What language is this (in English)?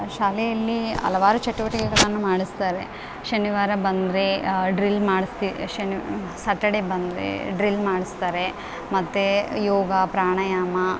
Kannada